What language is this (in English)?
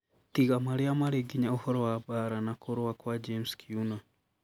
Kikuyu